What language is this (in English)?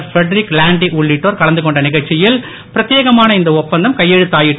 Tamil